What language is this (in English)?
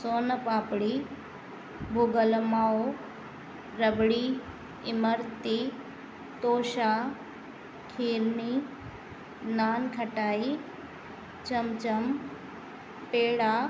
Sindhi